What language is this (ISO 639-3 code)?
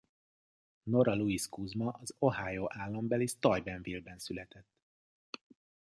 hun